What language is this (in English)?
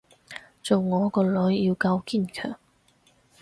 Cantonese